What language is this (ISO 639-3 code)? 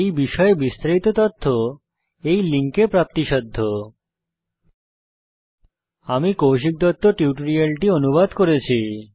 ben